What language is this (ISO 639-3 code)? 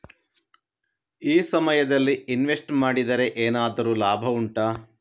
kan